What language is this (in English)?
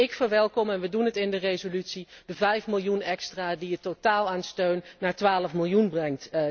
Dutch